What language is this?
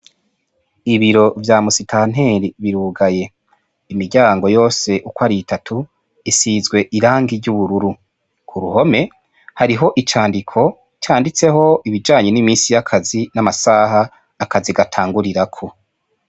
Rundi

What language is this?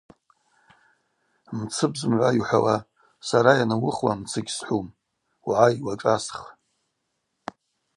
Abaza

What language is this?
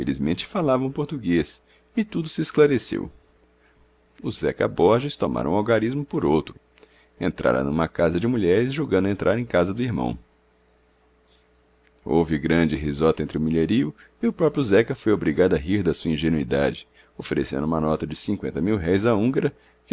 Portuguese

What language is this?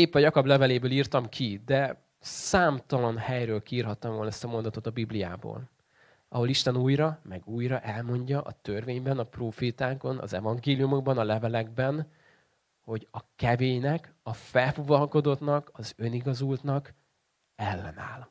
Hungarian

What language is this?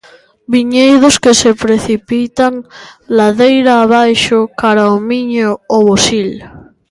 Galician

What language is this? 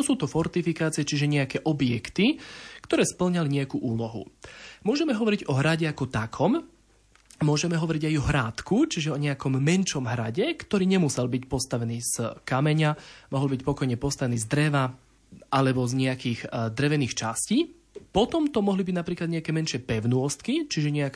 Slovak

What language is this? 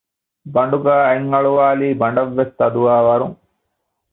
Divehi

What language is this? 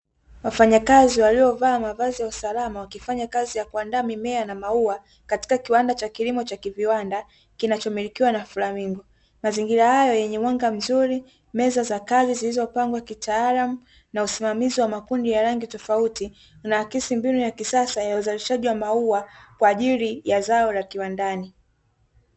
Swahili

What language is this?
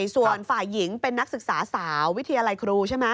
Thai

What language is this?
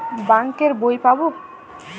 Bangla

